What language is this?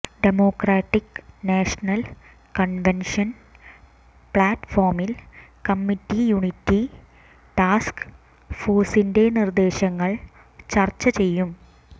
Malayalam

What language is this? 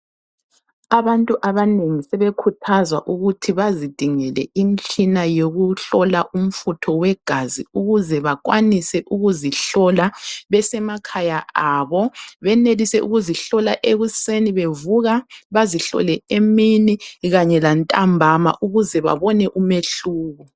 North Ndebele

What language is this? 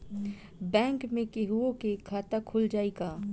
Bhojpuri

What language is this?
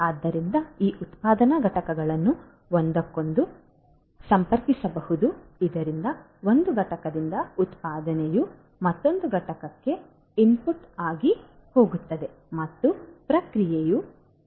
Kannada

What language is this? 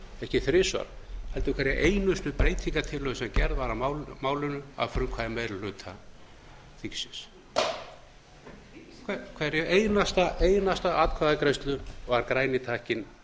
Icelandic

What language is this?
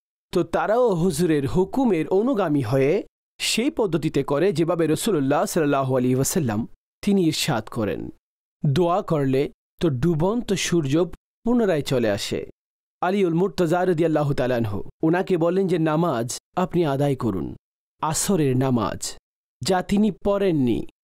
Bangla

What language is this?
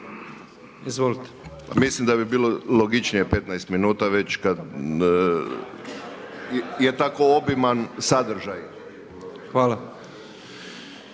Croatian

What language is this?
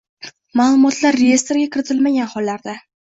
Uzbek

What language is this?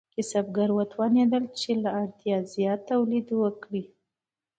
Pashto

